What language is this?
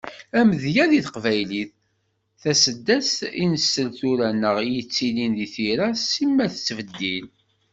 Kabyle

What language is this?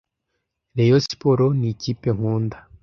Kinyarwanda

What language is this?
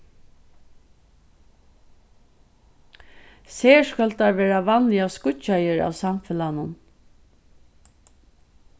Faroese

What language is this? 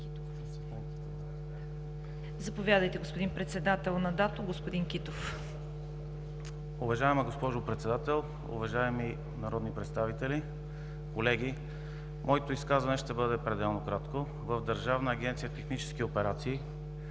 Bulgarian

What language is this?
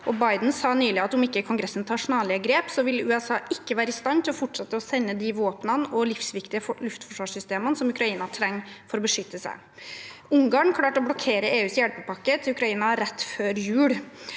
Norwegian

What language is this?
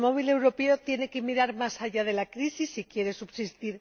Spanish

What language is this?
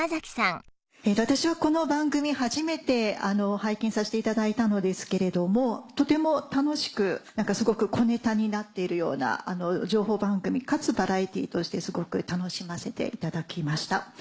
Japanese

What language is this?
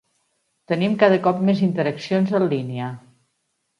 Catalan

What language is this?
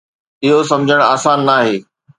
Sindhi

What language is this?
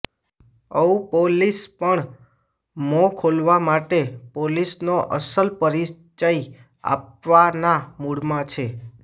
Gujarati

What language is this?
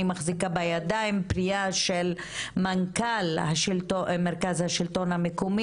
Hebrew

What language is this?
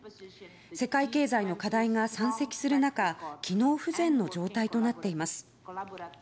Japanese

